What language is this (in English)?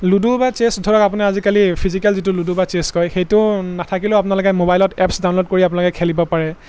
Assamese